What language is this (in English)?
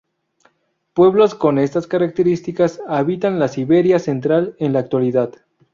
Spanish